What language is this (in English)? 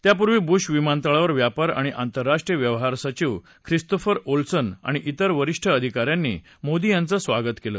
Marathi